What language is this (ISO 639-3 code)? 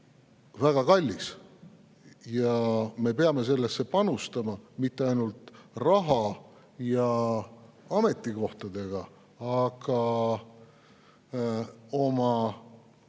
est